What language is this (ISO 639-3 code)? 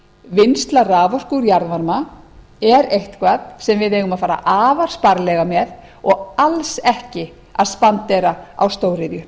isl